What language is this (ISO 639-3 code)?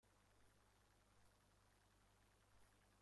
fas